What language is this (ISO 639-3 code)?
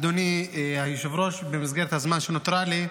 heb